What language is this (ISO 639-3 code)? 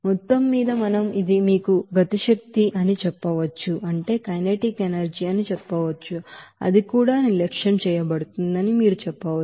tel